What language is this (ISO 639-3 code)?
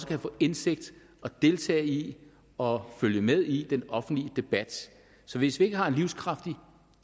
dan